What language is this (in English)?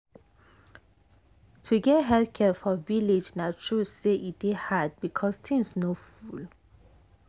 Nigerian Pidgin